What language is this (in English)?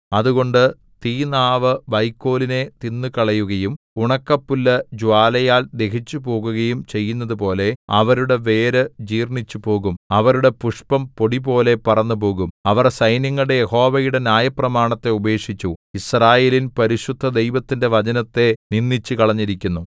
Malayalam